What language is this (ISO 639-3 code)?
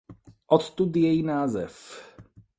ces